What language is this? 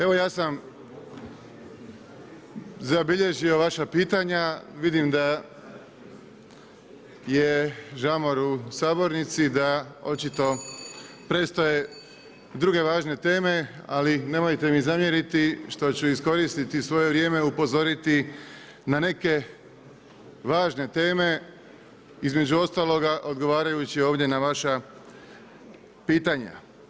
Croatian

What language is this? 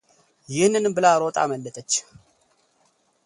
Amharic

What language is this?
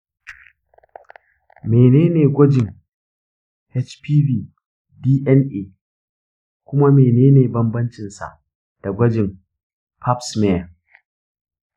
Hausa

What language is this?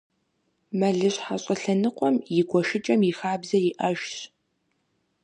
Kabardian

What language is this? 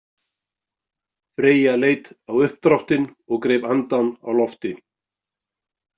Icelandic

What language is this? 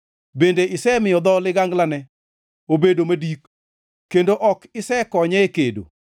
Luo (Kenya and Tanzania)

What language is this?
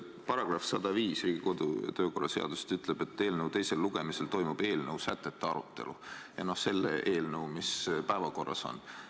Estonian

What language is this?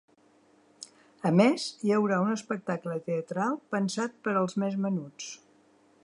Catalan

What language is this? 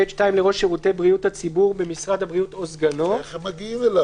Hebrew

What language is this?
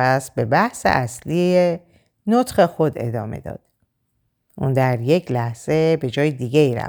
Persian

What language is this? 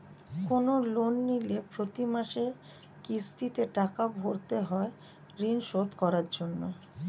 Bangla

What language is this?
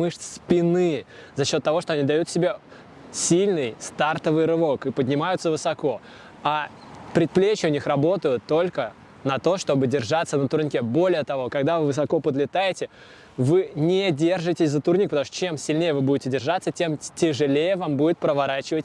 Russian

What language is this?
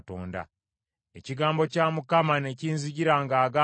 Ganda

